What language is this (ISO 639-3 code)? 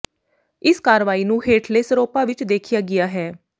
pan